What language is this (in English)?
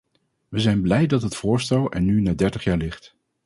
Dutch